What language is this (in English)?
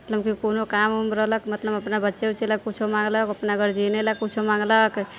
Maithili